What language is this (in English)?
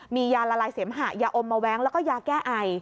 Thai